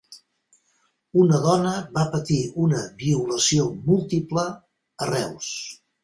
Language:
Catalan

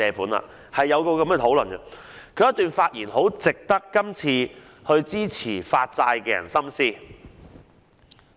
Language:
Cantonese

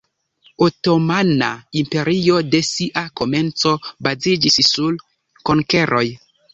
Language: Esperanto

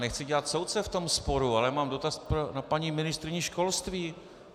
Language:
Czech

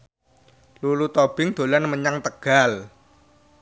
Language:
Javanese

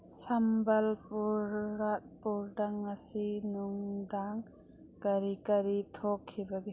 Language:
Manipuri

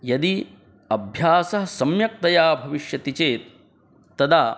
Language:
Sanskrit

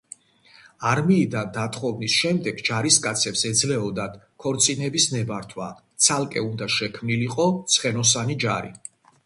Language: Georgian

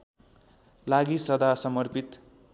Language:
Nepali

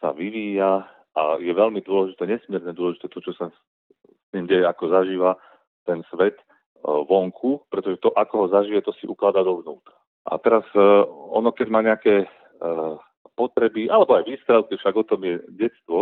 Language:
Slovak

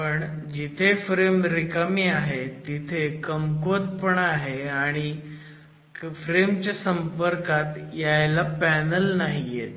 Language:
Marathi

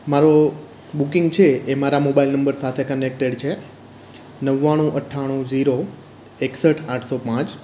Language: Gujarati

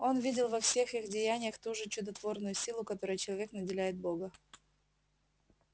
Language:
Russian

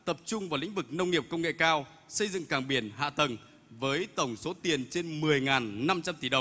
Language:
Vietnamese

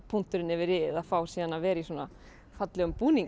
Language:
Icelandic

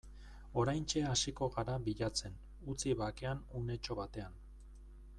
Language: Basque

